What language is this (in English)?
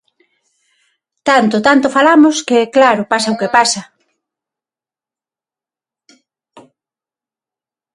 Galician